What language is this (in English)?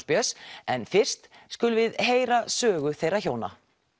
Icelandic